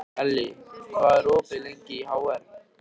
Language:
Icelandic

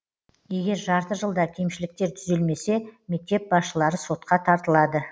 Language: Kazakh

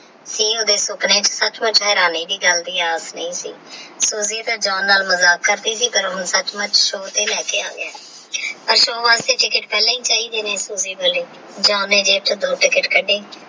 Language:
Punjabi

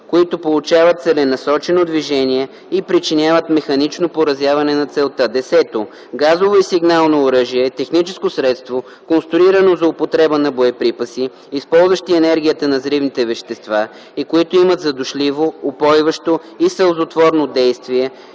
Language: Bulgarian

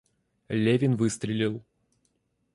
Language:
Russian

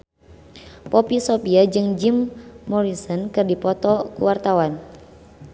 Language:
Sundanese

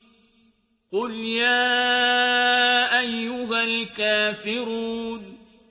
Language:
Arabic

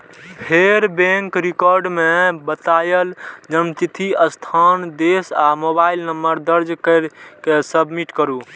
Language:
Maithili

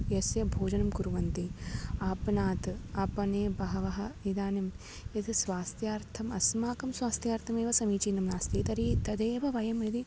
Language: Sanskrit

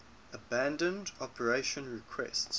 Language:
English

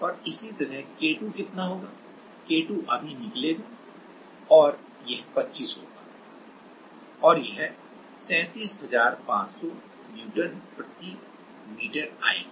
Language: Hindi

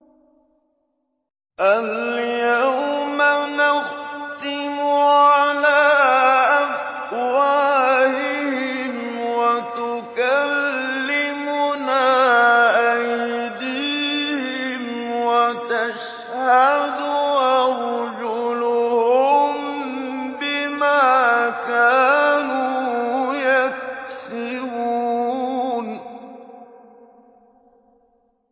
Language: Arabic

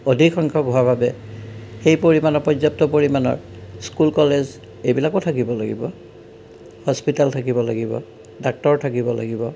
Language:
Assamese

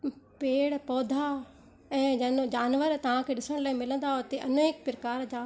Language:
Sindhi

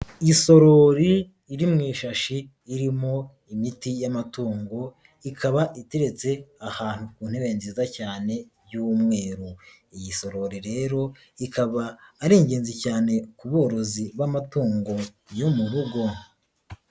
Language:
Kinyarwanda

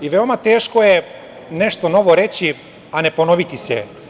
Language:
Serbian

